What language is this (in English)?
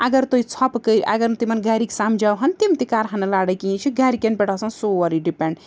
Kashmiri